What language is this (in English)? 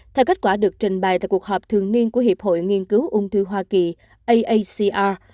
Vietnamese